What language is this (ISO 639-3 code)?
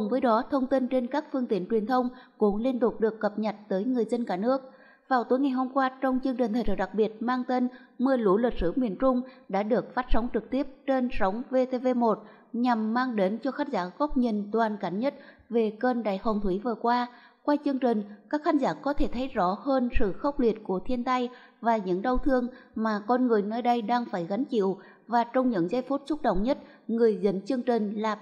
vie